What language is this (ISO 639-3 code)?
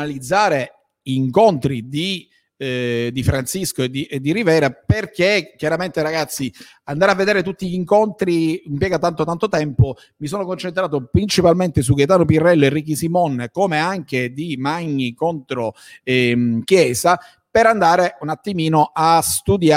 ita